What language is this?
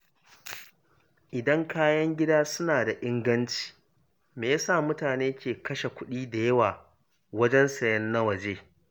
Hausa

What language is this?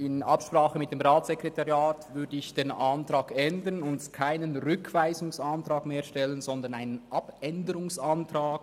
Swiss German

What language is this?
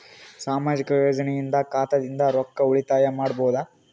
Kannada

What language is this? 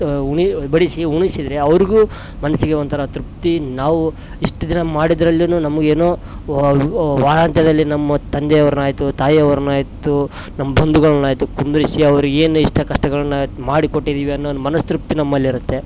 Kannada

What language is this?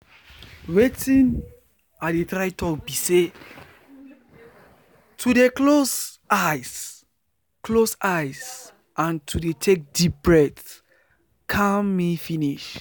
Nigerian Pidgin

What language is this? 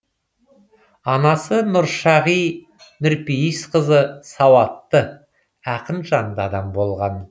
Kazakh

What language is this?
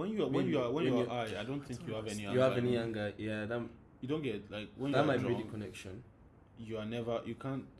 Turkish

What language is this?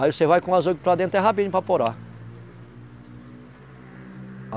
Portuguese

